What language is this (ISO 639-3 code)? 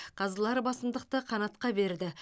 kaz